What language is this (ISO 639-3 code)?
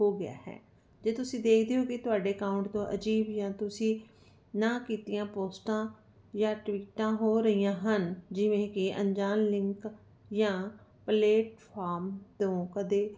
pan